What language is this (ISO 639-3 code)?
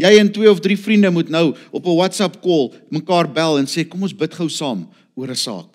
nld